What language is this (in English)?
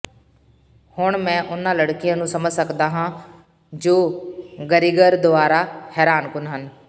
Punjabi